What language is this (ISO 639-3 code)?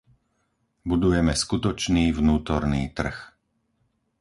slk